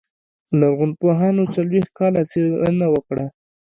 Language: Pashto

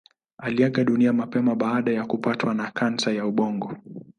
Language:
Swahili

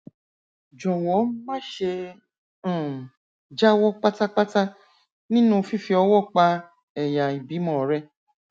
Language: Yoruba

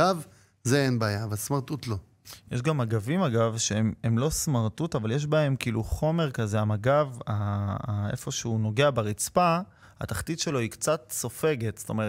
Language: Hebrew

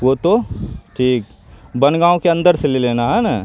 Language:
Urdu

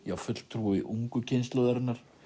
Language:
Icelandic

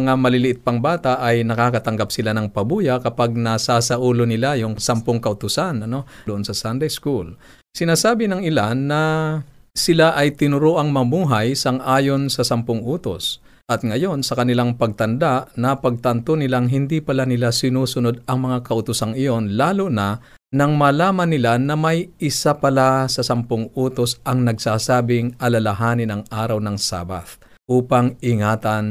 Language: Filipino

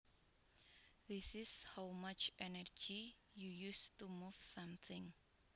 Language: Javanese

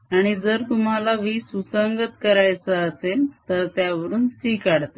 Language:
Marathi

